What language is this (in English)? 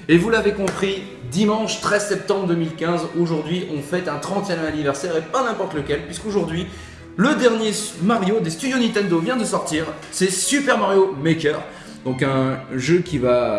French